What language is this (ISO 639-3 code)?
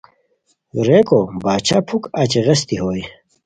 khw